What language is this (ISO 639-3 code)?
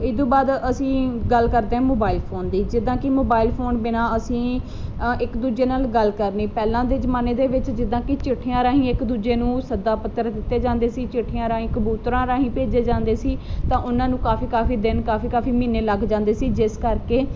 pan